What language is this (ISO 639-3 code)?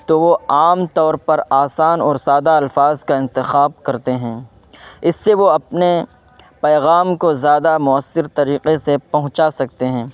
urd